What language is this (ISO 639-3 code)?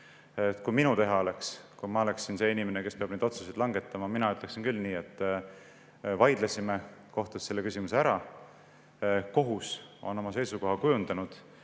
est